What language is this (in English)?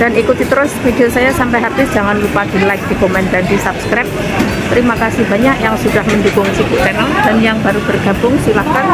Indonesian